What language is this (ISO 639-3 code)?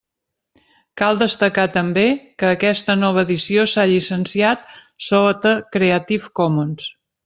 cat